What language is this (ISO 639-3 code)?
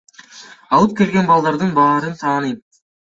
kir